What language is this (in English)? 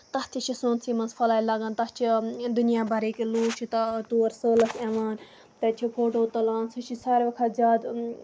Kashmiri